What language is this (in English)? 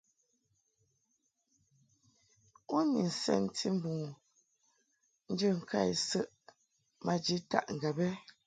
Mungaka